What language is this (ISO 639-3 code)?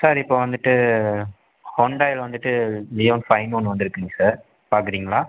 tam